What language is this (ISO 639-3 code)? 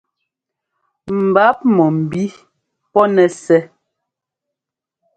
jgo